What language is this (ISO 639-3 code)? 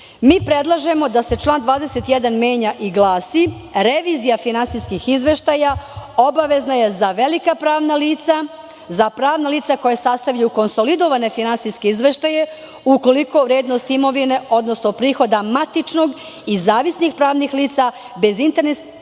srp